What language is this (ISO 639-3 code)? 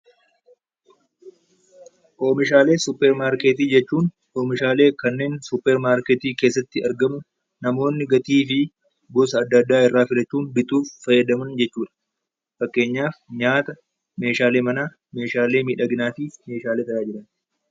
orm